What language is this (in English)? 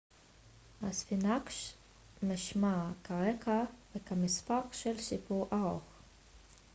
Hebrew